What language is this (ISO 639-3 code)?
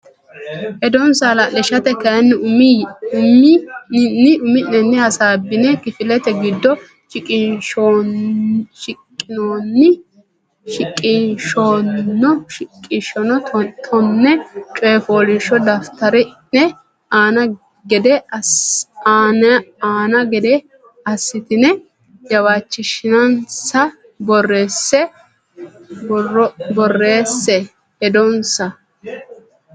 sid